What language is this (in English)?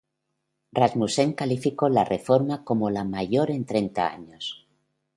Spanish